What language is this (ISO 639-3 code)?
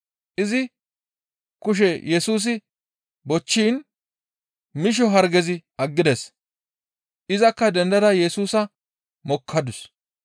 gmv